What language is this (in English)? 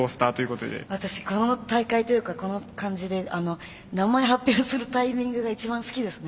Japanese